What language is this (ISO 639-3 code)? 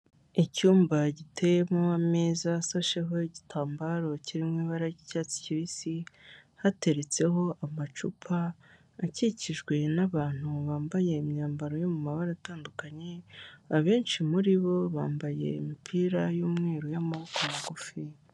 kin